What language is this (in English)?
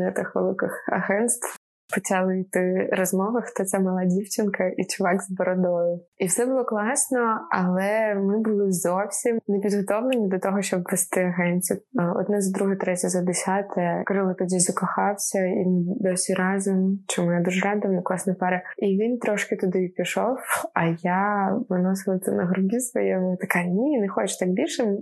Ukrainian